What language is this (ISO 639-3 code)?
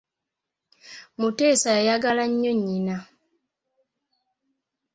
lug